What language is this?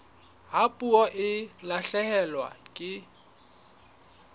Southern Sotho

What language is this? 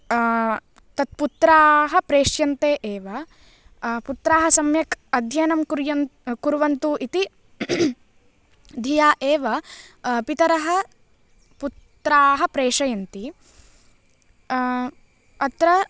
Sanskrit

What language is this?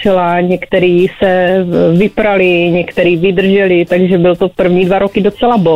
Czech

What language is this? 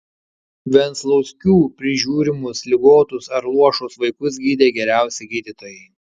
Lithuanian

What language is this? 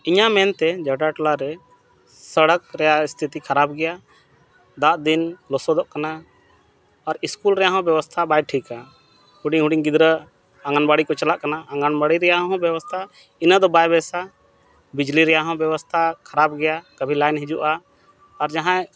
Santali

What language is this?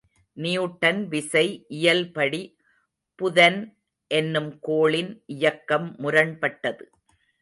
Tamil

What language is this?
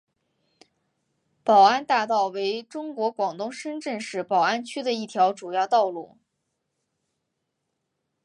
Chinese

